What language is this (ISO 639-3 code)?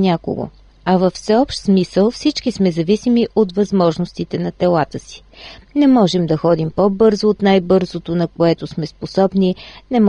bul